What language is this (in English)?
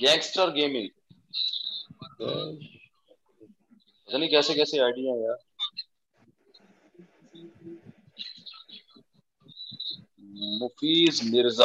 Urdu